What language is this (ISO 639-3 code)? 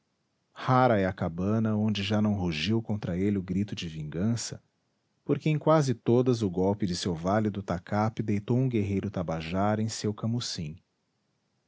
por